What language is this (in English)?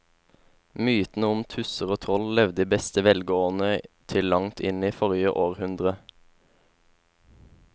Norwegian